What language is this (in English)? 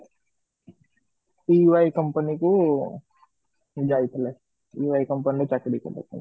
Odia